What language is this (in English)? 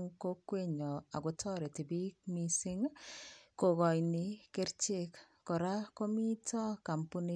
Kalenjin